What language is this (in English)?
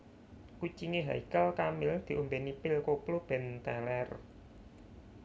Javanese